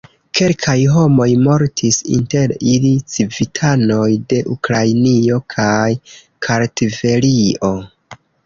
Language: Esperanto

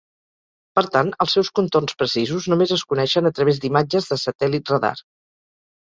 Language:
Catalan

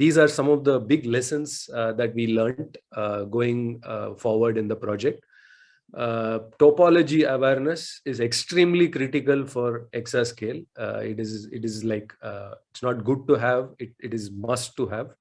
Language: English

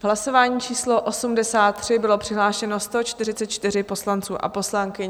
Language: Czech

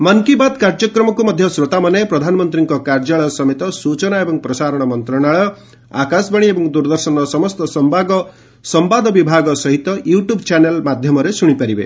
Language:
Odia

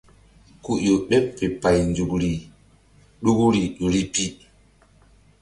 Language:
Mbum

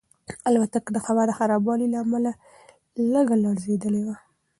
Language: Pashto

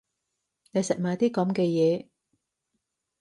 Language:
Cantonese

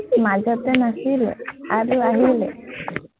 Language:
Assamese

